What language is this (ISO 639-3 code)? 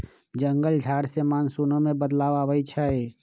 mag